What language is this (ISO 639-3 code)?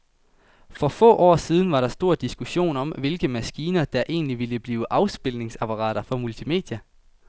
dan